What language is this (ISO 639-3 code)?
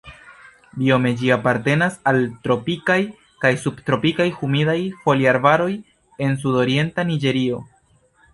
epo